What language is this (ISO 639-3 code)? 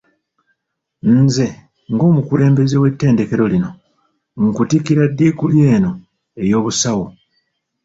lug